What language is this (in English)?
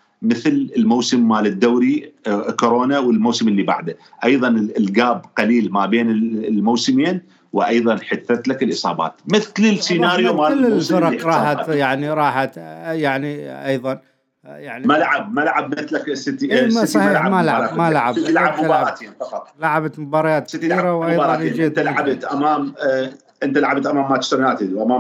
Arabic